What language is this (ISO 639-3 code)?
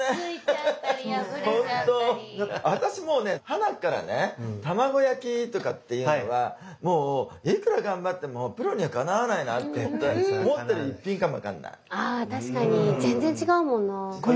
jpn